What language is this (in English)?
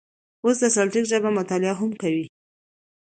Pashto